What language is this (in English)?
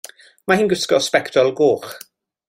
Welsh